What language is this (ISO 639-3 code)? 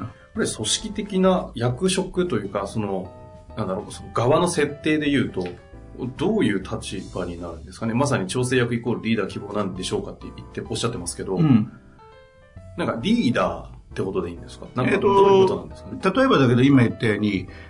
jpn